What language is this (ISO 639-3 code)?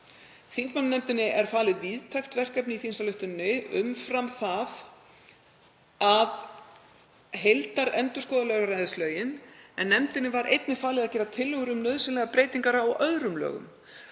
isl